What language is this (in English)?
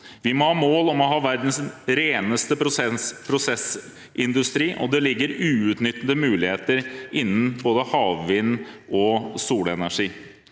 Norwegian